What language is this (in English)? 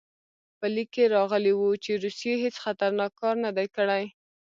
Pashto